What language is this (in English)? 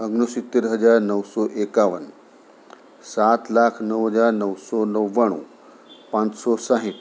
Gujarati